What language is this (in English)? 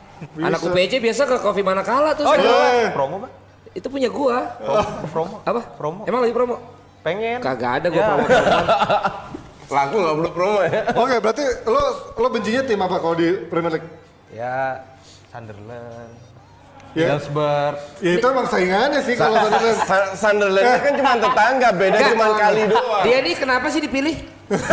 Indonesian